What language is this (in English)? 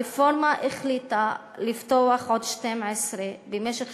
Hebrew